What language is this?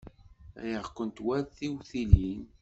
Kabyle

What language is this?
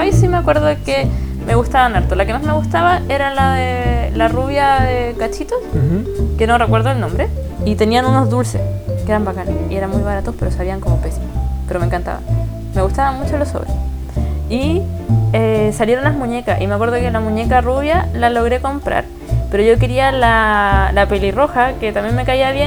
Spanish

